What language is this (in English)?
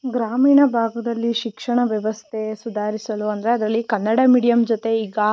Kannada